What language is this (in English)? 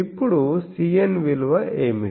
Telugu